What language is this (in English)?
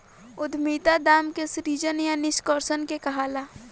Bhojpuri